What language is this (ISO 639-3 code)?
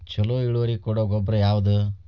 kan